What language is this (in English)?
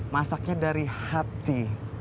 Indonesian